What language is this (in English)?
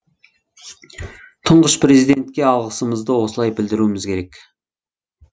Kazakh